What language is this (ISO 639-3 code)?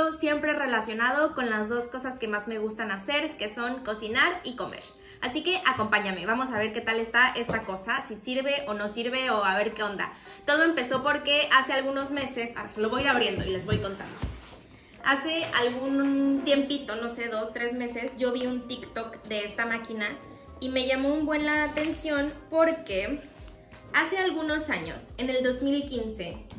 spa